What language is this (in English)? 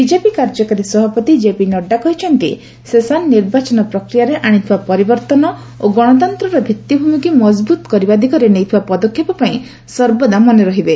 Odia